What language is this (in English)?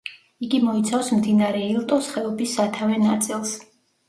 Georgian